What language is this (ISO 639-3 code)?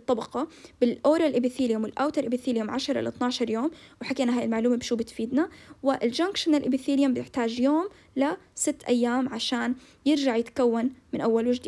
ara